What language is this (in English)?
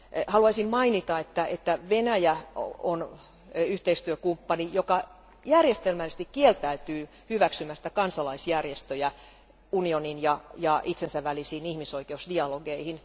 Finnish